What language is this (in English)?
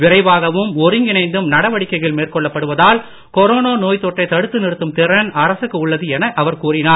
Tamil